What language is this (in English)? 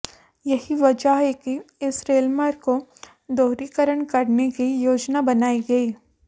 Hindi